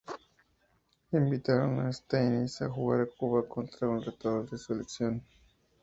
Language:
Spanish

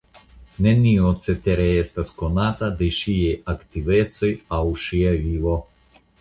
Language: Esperanto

